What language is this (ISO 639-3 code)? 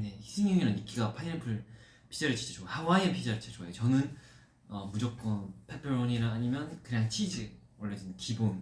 kor